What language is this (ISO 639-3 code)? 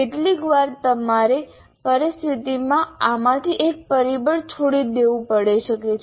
guj